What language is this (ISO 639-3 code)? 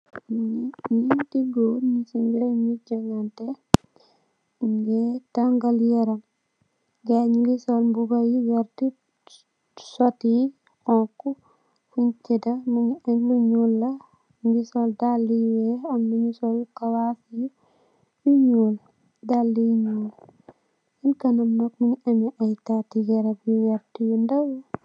wol